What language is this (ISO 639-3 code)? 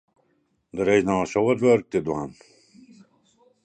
fry